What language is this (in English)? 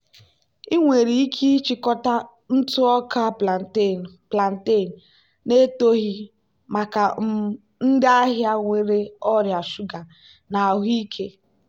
Igbo